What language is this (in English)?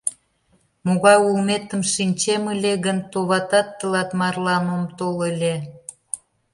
Mari